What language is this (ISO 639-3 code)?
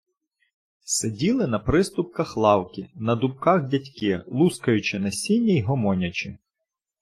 ukr